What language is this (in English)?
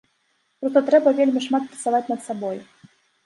Belarusian